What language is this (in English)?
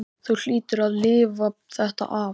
Icelandic